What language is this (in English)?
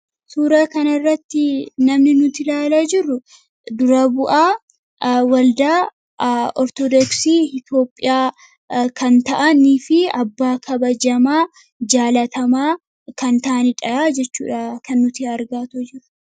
Oromo